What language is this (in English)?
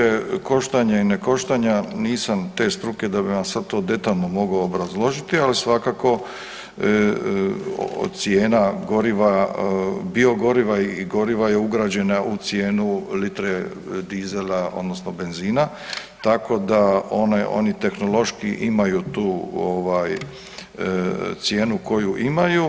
Croatian